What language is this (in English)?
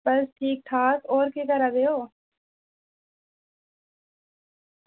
Dogri